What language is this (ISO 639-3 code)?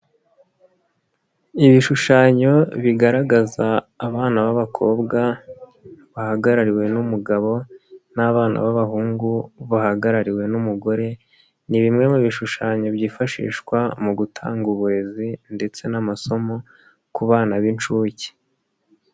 kin